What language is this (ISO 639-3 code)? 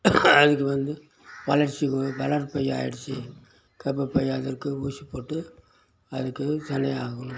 tam